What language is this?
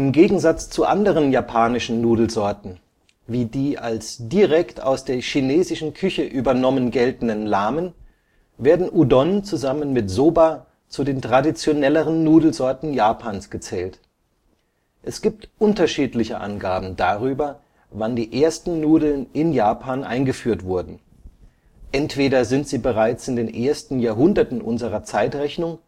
German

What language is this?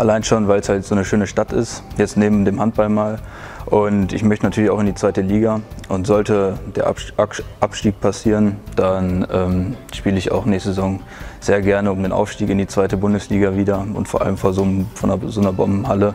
German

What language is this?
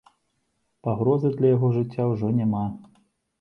Belarusian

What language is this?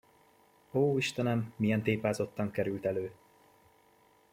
Hungarian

